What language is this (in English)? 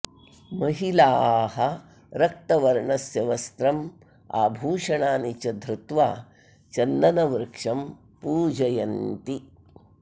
Sanskrit